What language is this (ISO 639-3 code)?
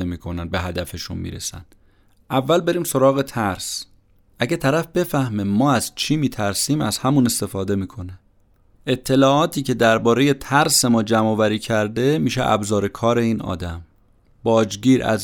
fas